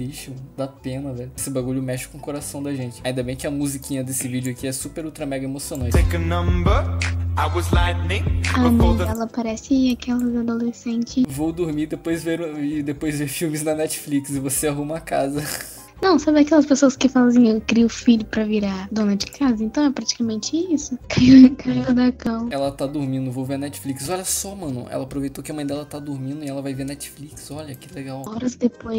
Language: Portuguese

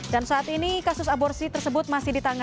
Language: Indonesian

